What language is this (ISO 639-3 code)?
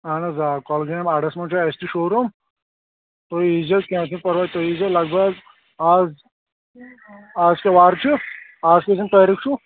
kas